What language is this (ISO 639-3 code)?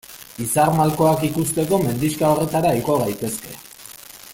eus